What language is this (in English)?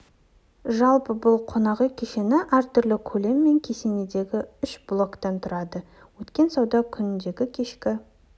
Kazakh